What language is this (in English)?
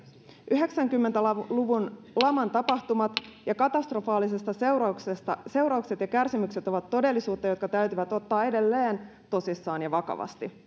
Finnish